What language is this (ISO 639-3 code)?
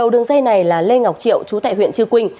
vie